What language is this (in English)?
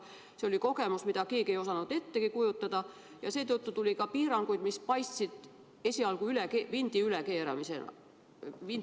Estonian